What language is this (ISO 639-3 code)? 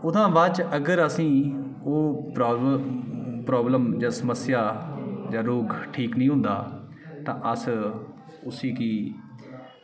doi